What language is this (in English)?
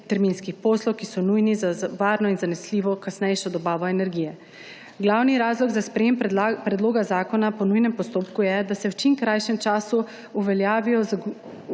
Slovenian